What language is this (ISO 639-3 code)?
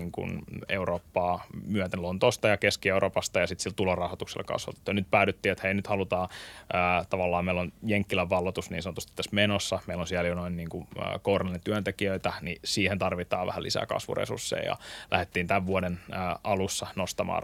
fin